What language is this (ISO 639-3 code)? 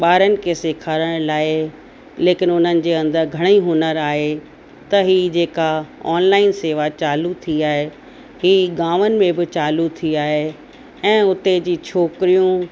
snd